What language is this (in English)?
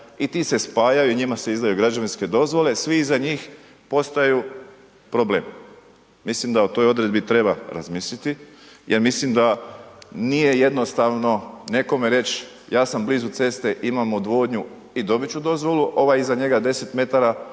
Croatian